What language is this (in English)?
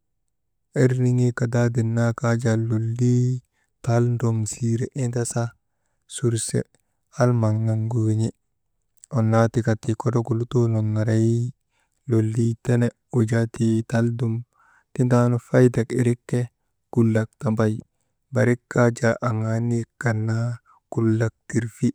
Maba